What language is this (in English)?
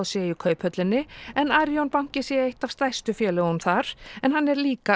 Icelandic